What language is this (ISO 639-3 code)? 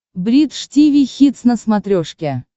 rus